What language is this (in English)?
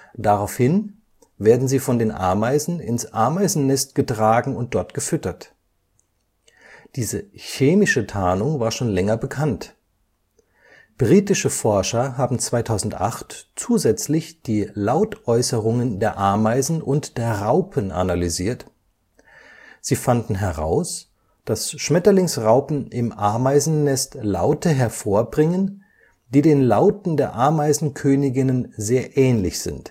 German